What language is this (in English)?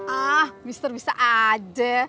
Indonesian